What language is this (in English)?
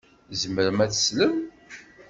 Kabyle